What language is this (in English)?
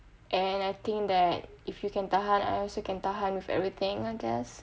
English